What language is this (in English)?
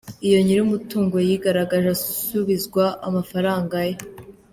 Kinyarwanda